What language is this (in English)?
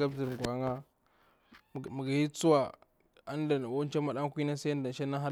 Bura-Pabir